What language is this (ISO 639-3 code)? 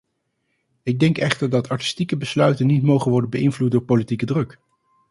nld